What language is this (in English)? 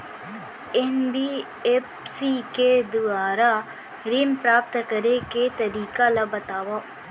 Chhattisgarhi